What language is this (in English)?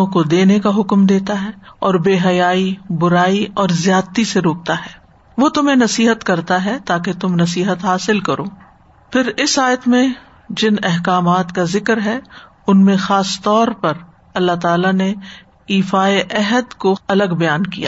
Urdu